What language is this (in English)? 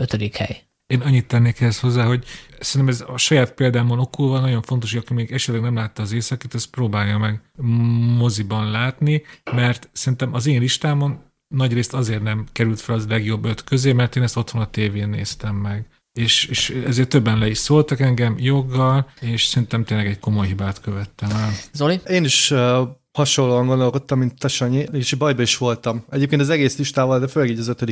Hungarian